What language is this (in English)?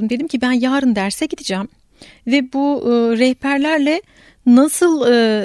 Turkish